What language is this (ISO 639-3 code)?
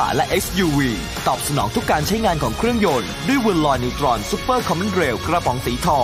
tha